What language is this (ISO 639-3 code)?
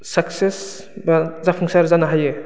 brx